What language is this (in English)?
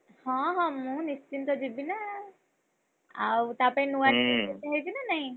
Odia